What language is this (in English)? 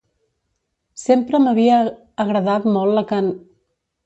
Catalan